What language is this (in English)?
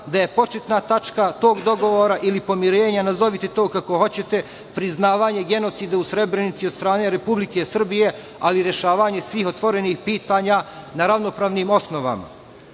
Serbian